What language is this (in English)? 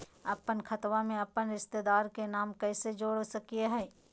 Magahi